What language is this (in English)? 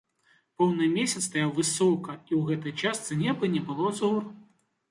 Belarusian